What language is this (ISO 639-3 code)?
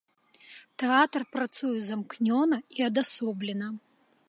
bel